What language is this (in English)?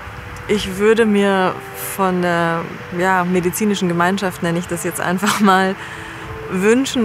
German